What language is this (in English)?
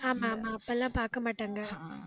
Tamil